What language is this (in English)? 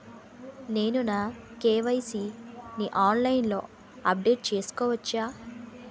Telugu